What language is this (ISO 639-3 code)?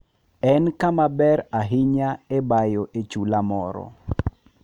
luo